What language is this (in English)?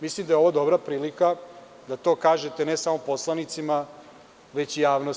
Serbian